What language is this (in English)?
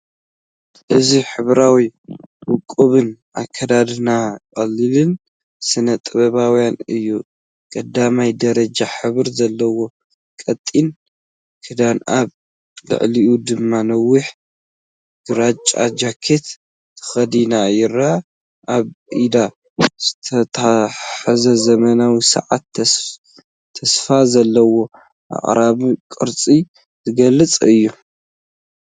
Tigrinya